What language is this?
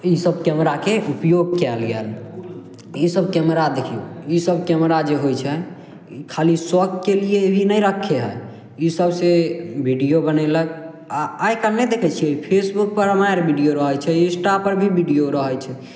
Maithili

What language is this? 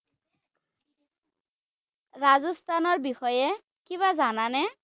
Assamese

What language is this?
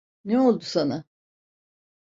Turkish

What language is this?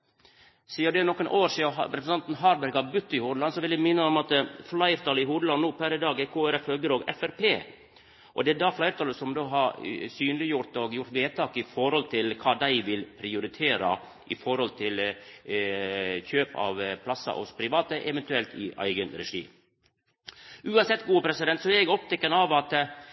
Norwegian Nynorsk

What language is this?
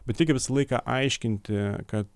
Lithuanian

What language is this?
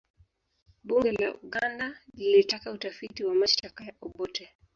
Swahili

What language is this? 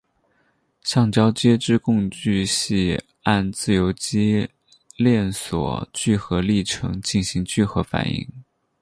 Chinese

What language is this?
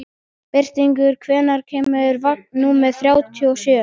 Icelandic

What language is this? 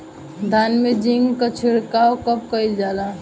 Bhojpuri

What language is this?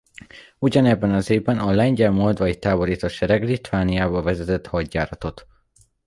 Hungarian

